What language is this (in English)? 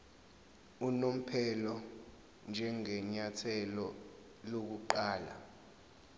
Zulu